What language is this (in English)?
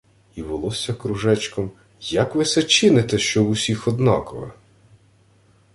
Ukrainian